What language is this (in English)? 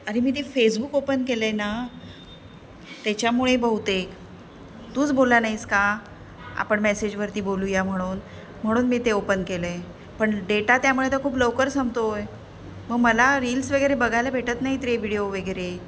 Marathi